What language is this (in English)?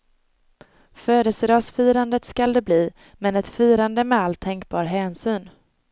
Swedish